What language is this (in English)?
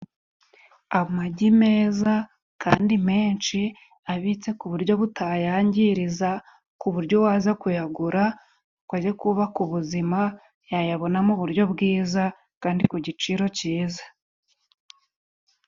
Kinyarwanda